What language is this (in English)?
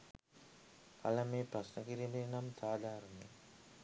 Sinhala